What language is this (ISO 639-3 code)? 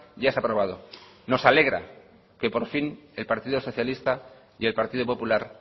spa